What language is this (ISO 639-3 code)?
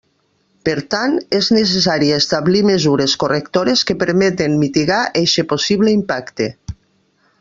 cat